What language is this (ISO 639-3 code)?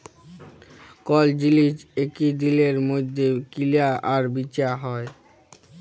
ben